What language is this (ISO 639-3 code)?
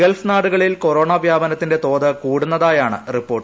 mal